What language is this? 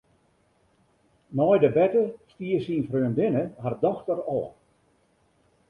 Western Frisian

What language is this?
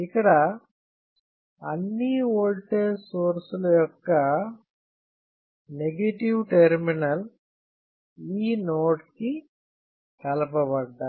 Telugu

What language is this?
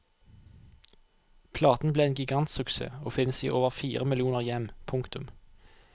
Norwegian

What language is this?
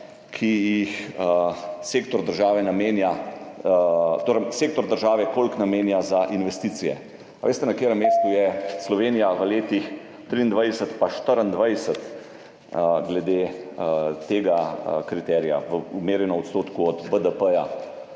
Slovenian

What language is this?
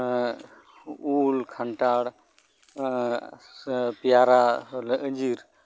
Santali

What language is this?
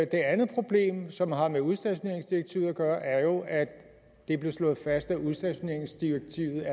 Danish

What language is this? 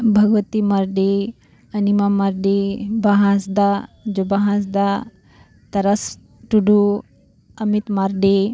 Santali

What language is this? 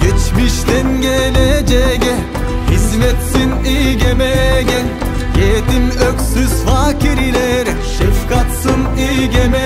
Turkish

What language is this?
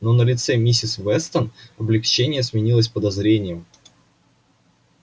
Russian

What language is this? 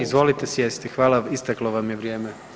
Croatian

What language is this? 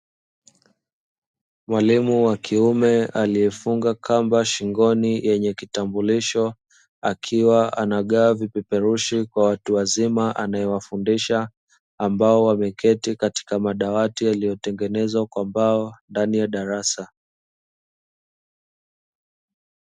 Swahili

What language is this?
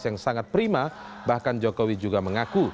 Indonesian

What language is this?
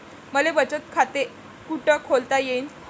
Marathi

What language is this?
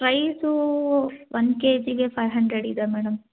Kannada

